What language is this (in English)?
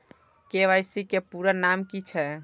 Maithili